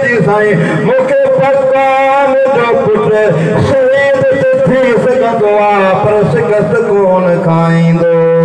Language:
Hindi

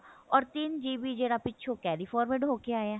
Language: Punjabi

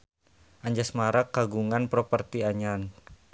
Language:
Sundanese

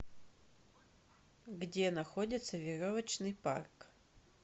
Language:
Russian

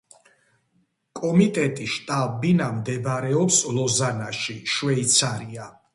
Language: Georgian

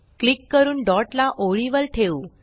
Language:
Marathi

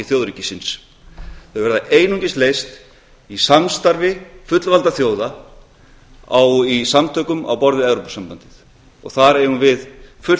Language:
Icelandic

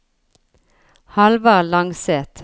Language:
Norwegian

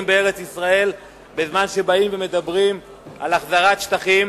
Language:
Hebrew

